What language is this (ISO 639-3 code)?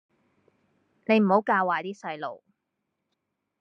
yue